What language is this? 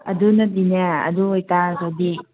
Manipuri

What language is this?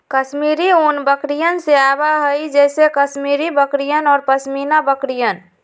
Magahi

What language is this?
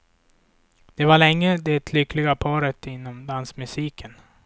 Swedish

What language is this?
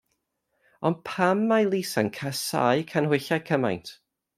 Welsh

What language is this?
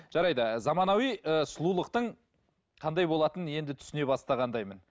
Kazakh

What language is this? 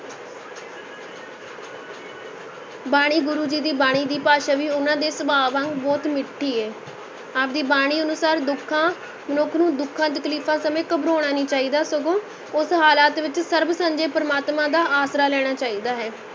Punjabi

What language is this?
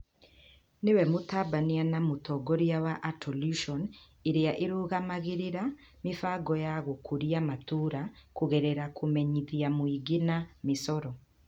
Kikuyu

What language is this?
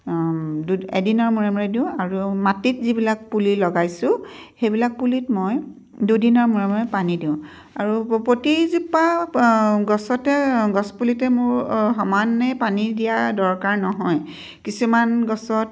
Assamese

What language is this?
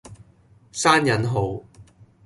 Cantonese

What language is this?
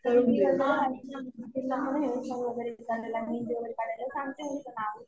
Marathi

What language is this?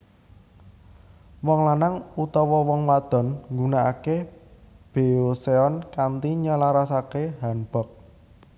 Javanese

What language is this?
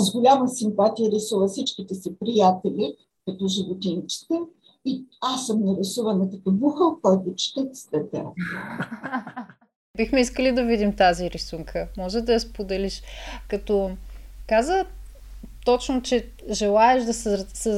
Bulgarian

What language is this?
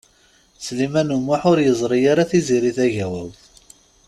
Kabyle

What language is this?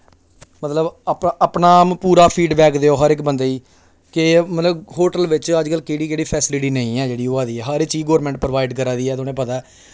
Dogri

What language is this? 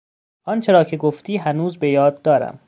Persian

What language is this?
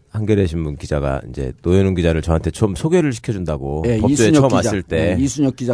Korean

